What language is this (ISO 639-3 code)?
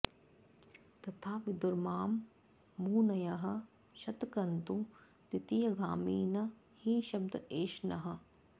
san